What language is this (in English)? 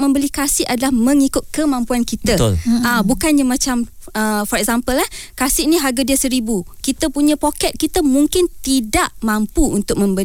Malay